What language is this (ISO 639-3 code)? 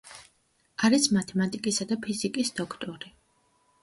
kat